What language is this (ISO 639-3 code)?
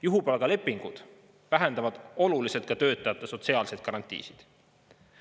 est